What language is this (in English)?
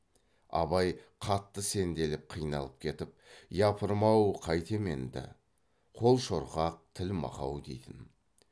Kazakh